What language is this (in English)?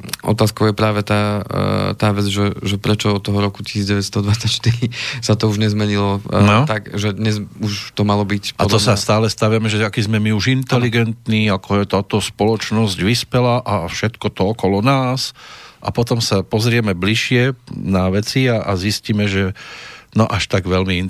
Slovak